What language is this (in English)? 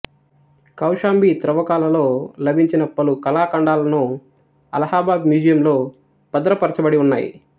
Telugu